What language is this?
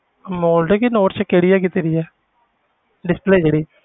Punjabi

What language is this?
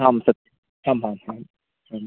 Sanskrit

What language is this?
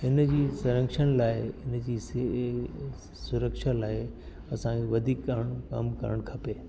Sindhi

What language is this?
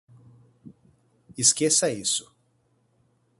Portuguese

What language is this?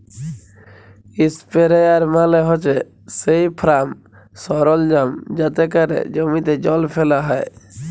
Bangla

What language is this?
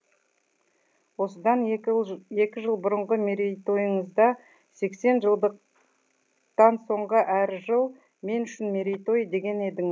Kazakh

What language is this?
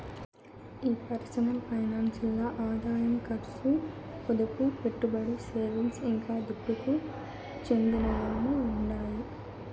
Telugu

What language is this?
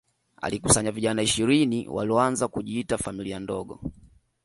Swahili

